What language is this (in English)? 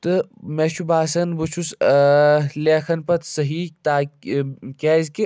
Kashmiri